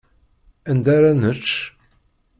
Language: Kabyle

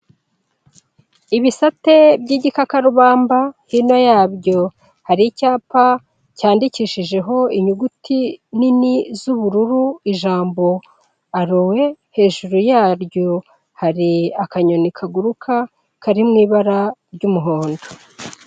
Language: Kinyarwanda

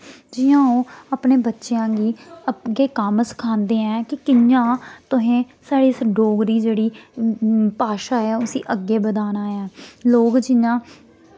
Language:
Dogri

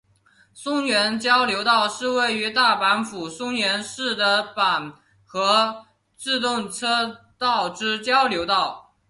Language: Chinese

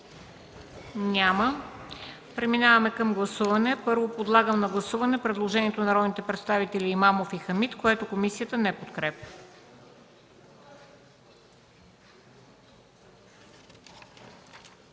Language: Bulgarian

